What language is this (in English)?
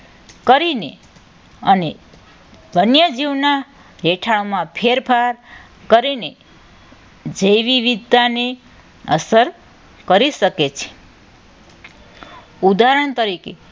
Gujarati